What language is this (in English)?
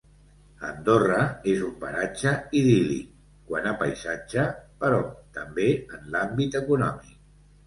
Catalan